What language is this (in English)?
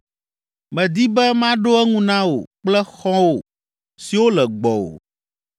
Ewe